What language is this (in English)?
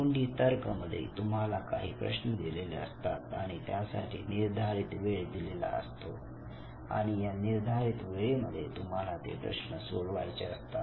Marathi